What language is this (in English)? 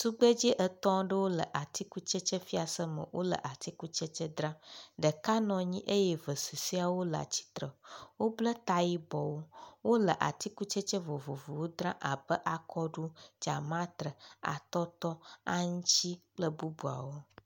Ewe